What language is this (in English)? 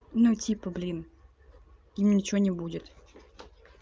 Russian